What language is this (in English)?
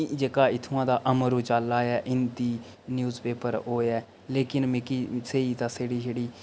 Dogri